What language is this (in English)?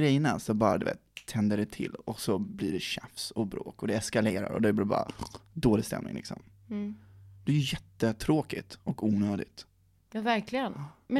Swedish